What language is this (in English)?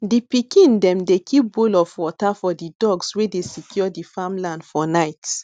Nigerian Pidgin